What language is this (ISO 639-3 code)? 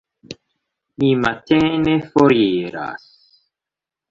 epo